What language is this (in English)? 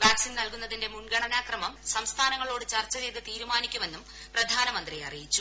Malayalam